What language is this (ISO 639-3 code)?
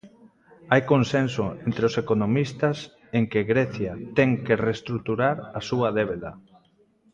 glg